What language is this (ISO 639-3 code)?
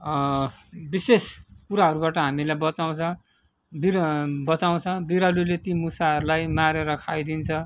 nep